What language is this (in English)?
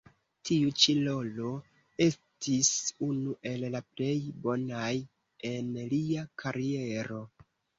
Esperanto